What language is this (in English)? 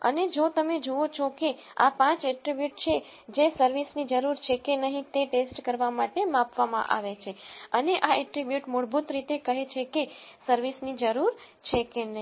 Gujarati